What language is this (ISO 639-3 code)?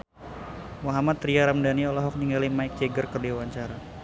sun